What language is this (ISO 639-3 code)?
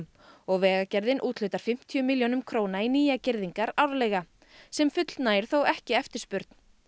isl